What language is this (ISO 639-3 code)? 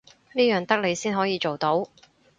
yue